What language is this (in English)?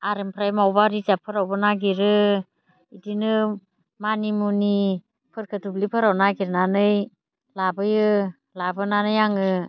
Bodo